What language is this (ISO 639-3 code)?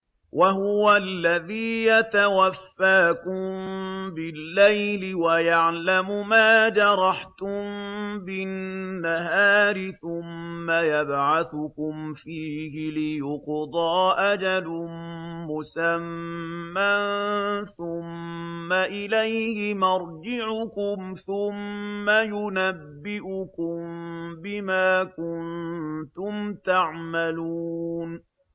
ara